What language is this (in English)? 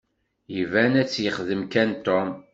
Kabyle